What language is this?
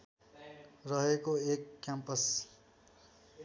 Nepali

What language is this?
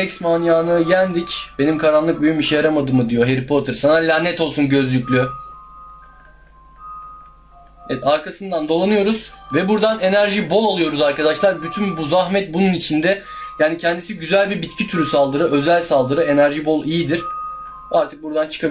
Turkish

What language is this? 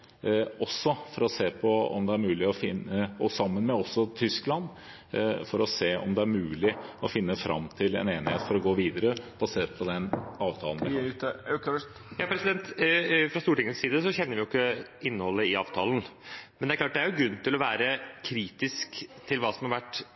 Norwegian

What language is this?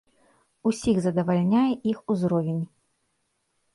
Belarusian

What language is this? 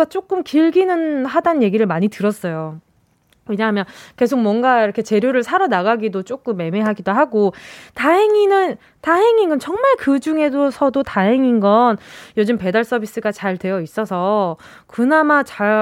Korean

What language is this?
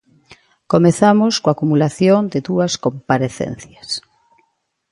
Galician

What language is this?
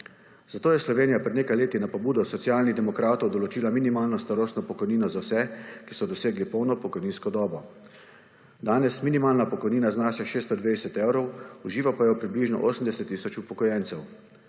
Slovenian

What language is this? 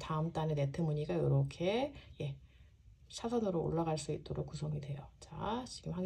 Korean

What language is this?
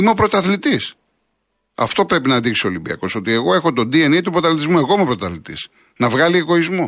Greek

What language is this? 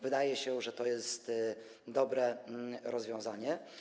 Polish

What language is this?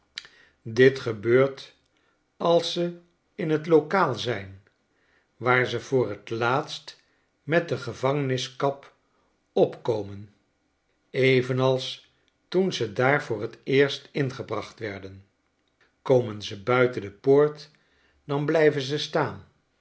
Dutch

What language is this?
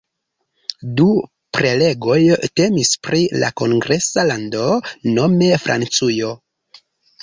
Esperanto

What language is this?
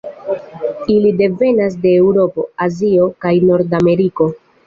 Esperanto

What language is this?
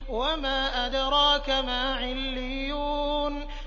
Arabic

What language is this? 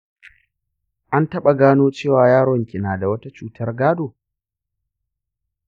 Hausa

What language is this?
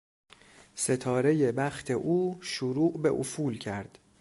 Persian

